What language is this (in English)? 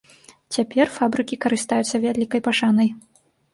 Belarusian